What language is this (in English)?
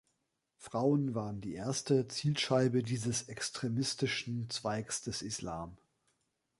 German